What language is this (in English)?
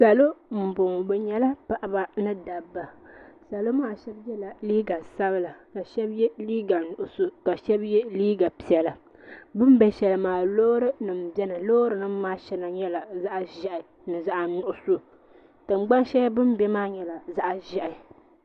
Dagbani